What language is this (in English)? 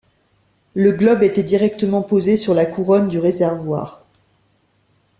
French